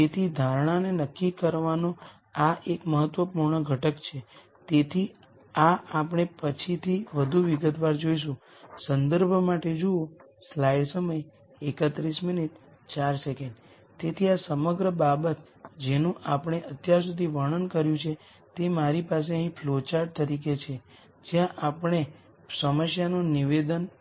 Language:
Gujarati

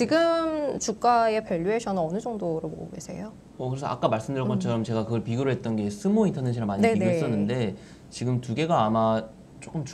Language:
Korean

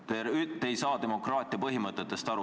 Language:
Estonian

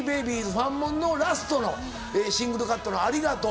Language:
Japanese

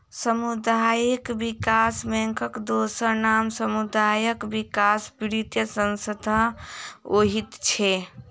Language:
Maithili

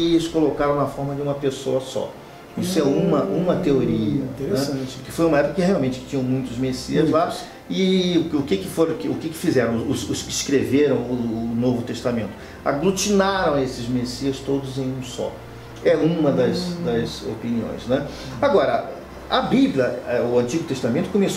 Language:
Portuguese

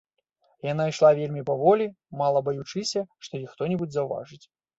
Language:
Belarusian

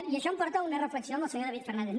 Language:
Catalan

